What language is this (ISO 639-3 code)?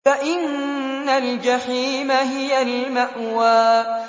ara